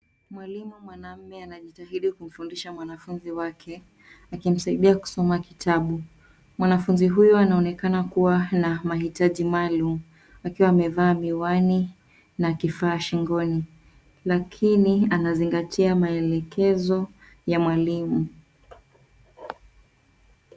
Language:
Swahili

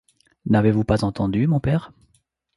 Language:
French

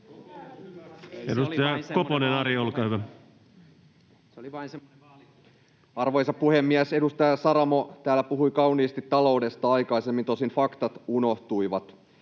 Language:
Finnish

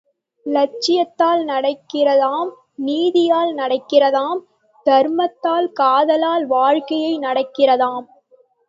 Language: Tamil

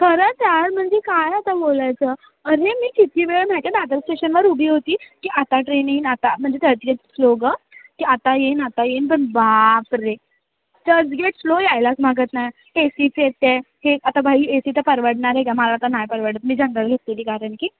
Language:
Marathi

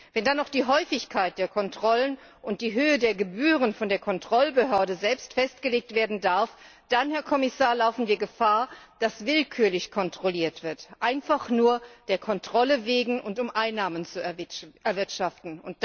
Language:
German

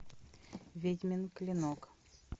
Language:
Russian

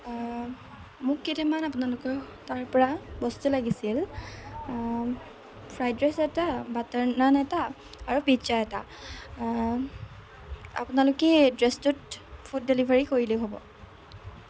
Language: Assamese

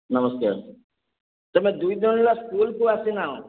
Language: Odia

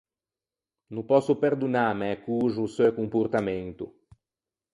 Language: Ligurian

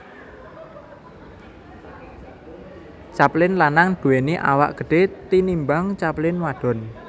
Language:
Javanese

